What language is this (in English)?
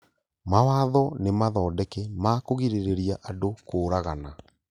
Kikuyu